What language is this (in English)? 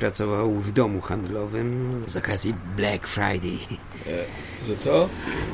Polish